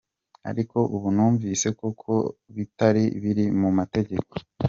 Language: Kinyarwanda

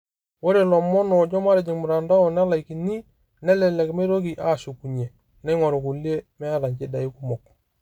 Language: Masai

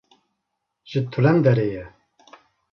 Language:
Kurdish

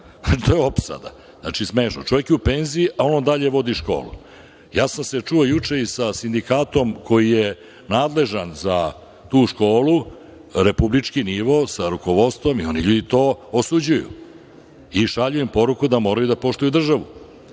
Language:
Serbian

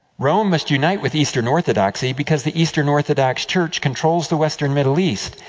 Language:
English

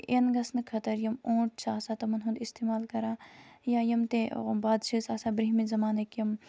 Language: Kashmiri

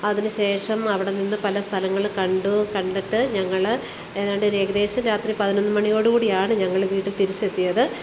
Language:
Malayalam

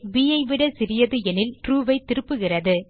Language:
Tamil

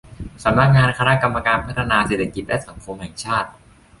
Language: Thai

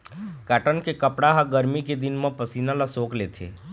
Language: Chhattisgarhi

